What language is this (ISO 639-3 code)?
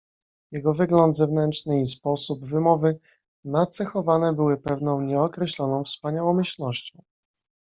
pol